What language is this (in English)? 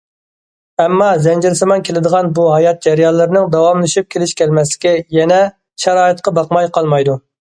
Uyghur